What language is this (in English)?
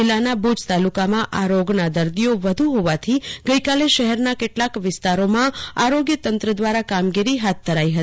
Gujarati